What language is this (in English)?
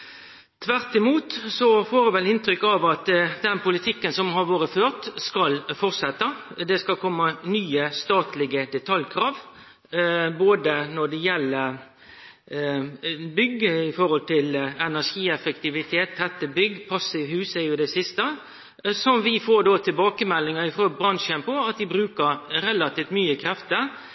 Norwegian Nynorsk